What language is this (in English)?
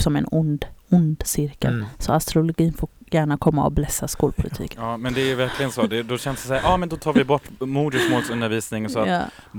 Swedish